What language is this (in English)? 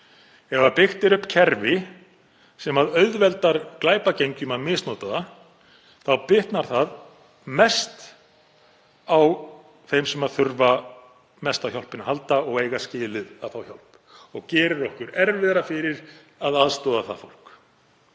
Icelandic